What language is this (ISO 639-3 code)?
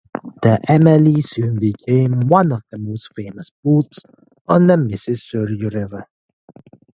eng